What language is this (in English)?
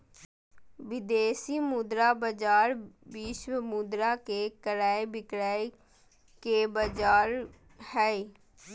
Magahi